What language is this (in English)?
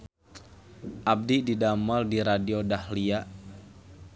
Sundanese